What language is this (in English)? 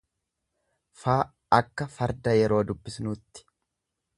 Oromo